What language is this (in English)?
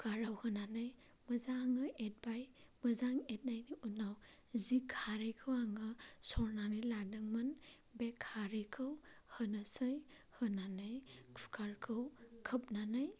Bodo